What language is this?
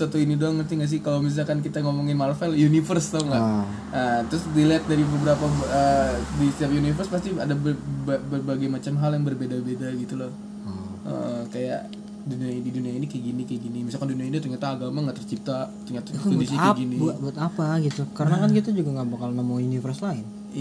Indonesian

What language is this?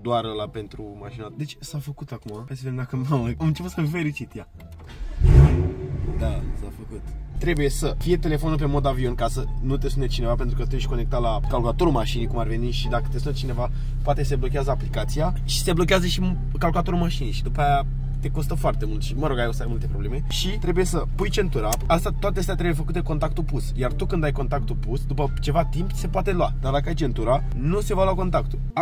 Romanian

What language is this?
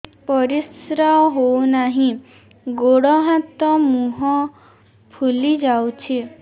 Odia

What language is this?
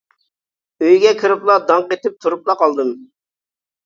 Uyghur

